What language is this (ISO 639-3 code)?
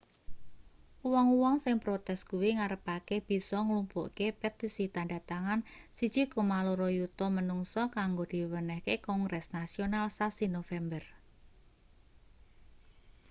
jav